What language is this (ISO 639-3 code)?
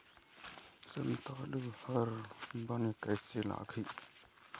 hne